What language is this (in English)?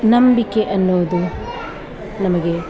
Kannada